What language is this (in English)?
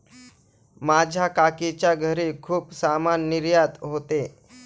Marathi